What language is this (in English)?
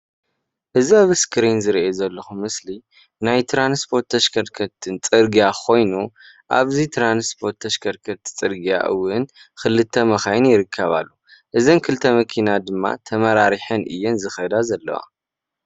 Tigrinya